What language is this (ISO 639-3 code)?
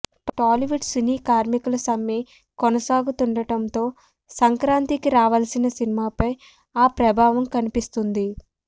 tel